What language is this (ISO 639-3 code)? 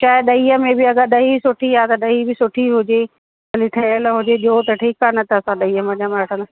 snd